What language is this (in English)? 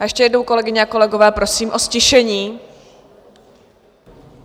Czech